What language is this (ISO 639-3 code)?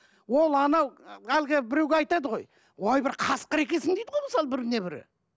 kaz